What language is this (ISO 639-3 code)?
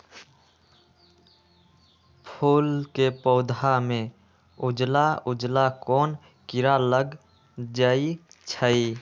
mag